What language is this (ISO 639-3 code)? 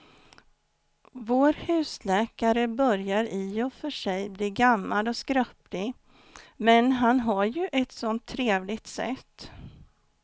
swe